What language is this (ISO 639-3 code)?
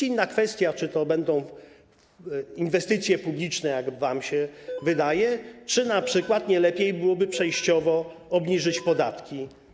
pol